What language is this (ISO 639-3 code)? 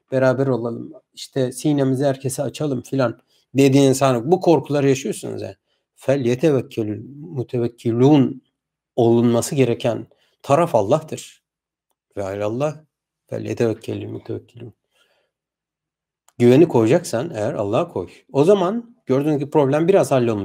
tur